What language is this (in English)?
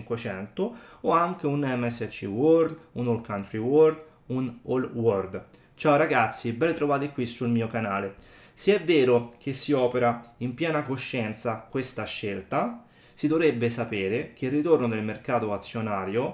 Italian